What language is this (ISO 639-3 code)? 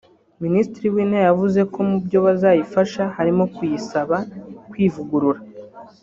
kin